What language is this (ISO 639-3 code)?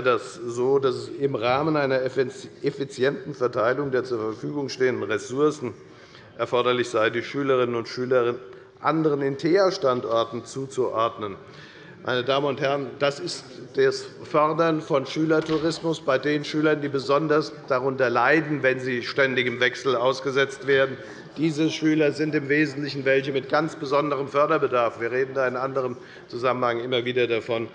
deu